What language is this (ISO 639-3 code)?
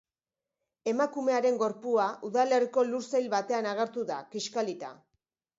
eus